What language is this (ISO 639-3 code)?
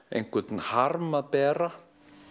isl